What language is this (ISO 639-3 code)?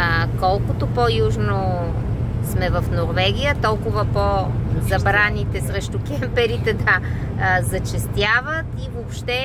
bul